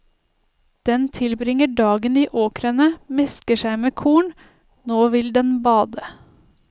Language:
Norwegian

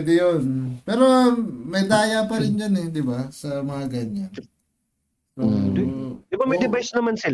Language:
Filipino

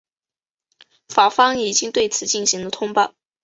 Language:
Chinese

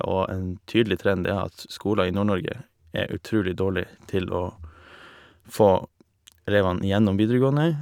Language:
Norwegian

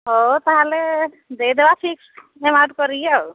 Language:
Odia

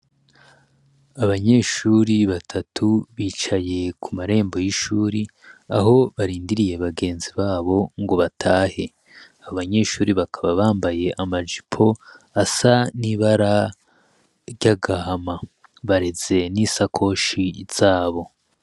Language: Rundi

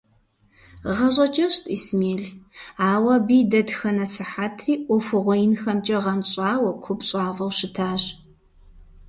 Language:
Kabardian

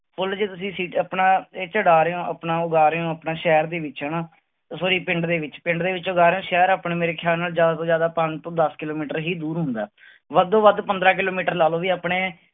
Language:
Punjabi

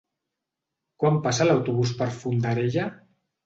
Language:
Catalan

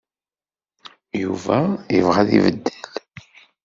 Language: Kabyle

